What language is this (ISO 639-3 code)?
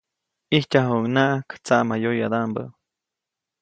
zoc